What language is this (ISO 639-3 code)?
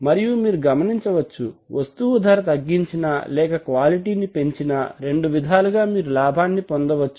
tel